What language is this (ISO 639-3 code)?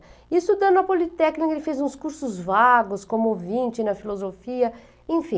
por